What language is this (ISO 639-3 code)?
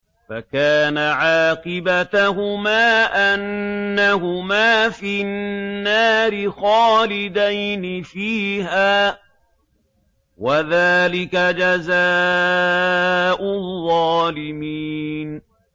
ara